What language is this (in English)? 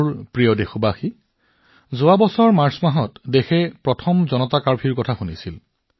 Assamese